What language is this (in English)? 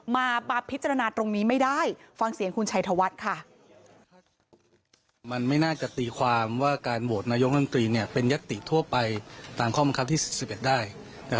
Thai